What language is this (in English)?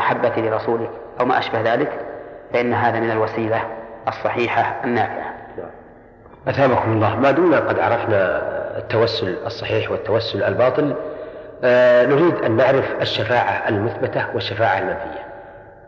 Arabic